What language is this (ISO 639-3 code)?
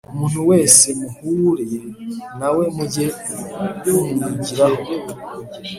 kin